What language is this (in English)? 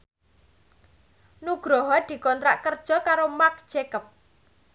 Javanese